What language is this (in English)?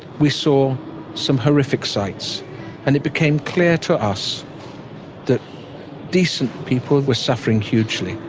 English